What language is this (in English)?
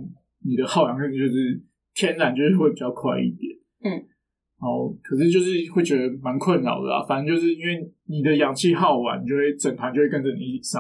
Chinese